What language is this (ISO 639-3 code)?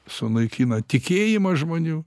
lit